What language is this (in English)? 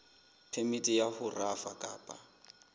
Southern Sotho